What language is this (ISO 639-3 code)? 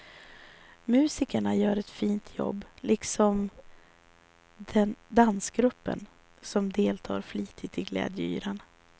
swe